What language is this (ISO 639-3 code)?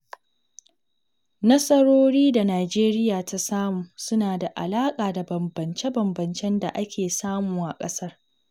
hau